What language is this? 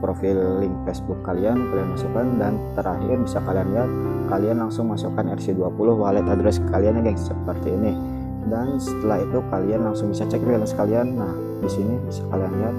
Indonesian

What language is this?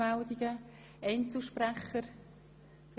Swiss German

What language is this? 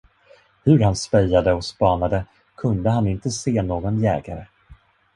Swedish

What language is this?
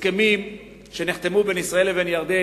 Hebrew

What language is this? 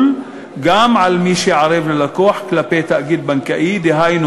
Hebrew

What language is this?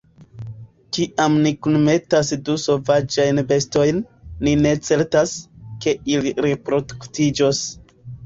Esperanto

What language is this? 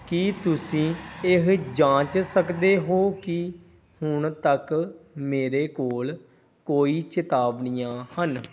Punjabi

